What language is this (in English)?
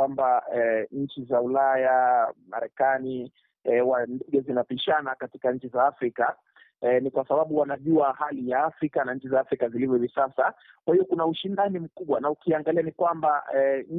Swahili